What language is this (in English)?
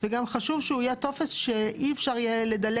Hebrew